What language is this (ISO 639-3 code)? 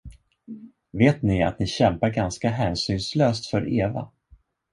swe